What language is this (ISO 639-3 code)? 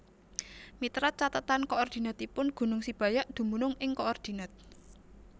jav